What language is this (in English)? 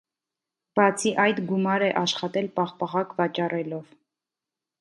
Armenian